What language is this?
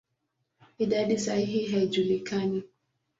Swahili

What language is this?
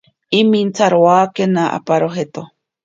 Ashéninka Perené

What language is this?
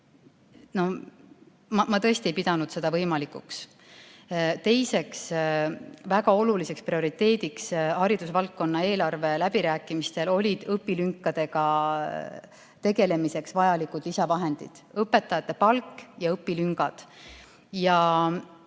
Estonian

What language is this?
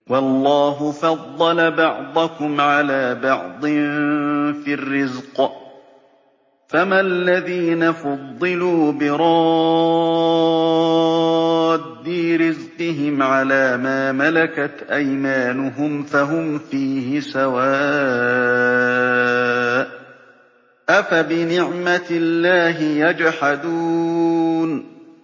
Arabic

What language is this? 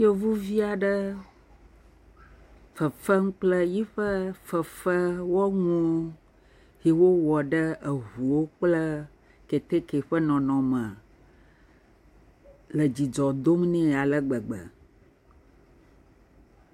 Ewe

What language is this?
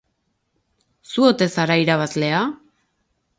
Basque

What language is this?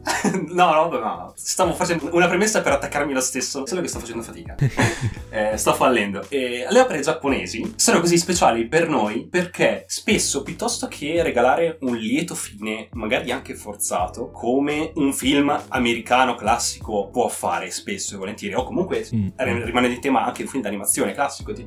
Italian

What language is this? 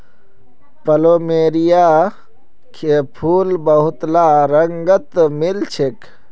Magahi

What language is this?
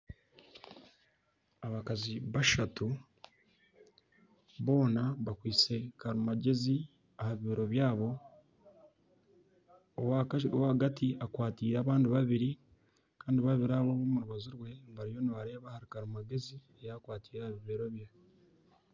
Nyankole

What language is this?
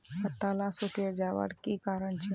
Magahi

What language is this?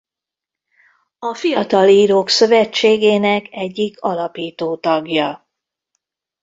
Hungarian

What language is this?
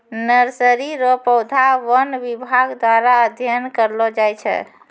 Maithili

